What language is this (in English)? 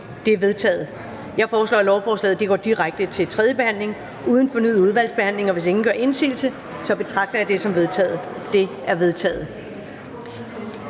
Danish